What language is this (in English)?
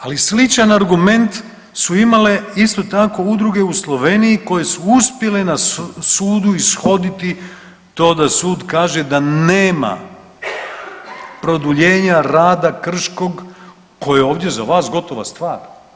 Croatian